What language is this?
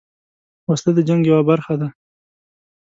Pashto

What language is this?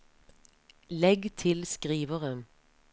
Norwegian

